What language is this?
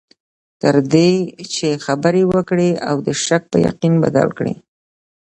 Pashto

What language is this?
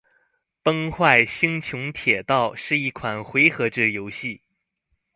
Chinese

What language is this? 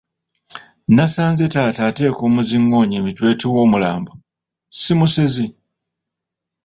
Ganda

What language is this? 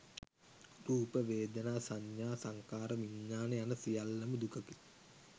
Sinhala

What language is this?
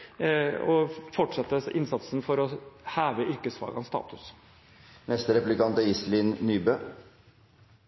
Norwegian Bokmål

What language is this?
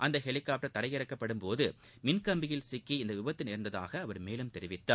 Tamil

